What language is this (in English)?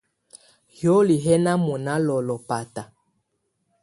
Tunen